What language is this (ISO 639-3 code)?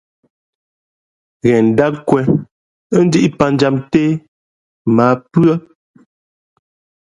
fmp